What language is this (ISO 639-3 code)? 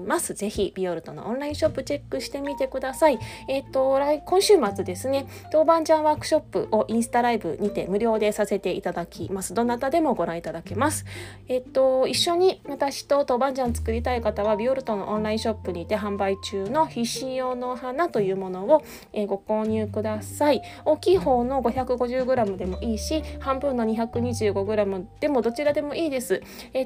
jpn